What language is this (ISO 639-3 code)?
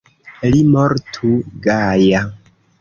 epo